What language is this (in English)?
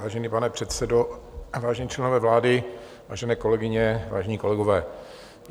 Czech